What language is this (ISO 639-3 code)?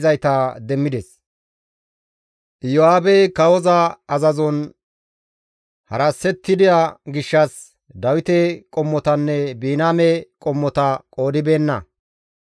gmv